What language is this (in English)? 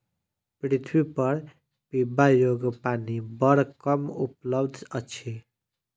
Maithili